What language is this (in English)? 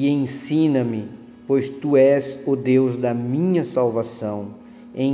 Portuguese